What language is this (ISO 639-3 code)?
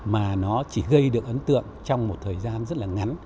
vie